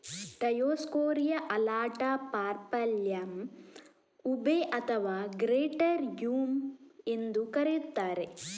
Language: Kannada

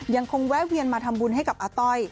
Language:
Thai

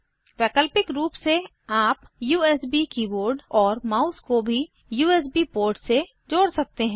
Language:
Hindi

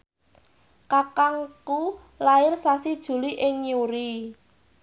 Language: Javanese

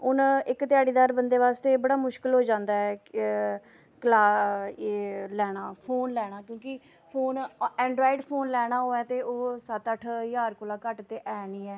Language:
Dogri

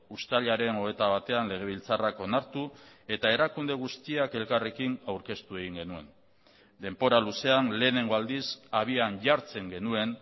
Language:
Basque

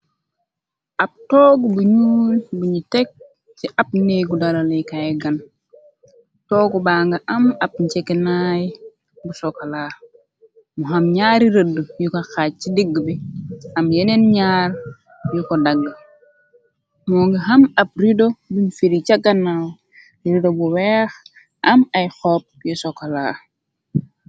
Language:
Wolof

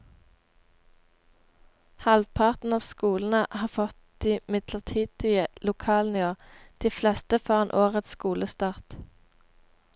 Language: Norwegian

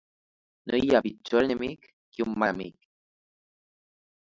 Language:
Catalan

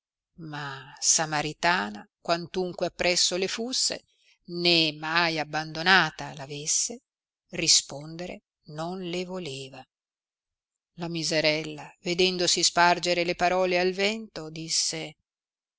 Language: Italian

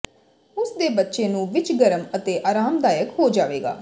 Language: Punjabi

